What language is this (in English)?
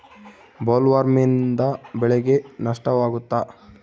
Kannada